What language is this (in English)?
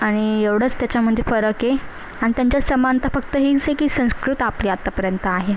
Marathi